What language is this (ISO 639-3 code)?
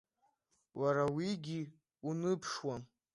abk